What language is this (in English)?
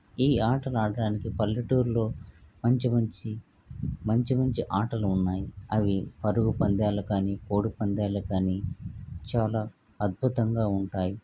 Telugu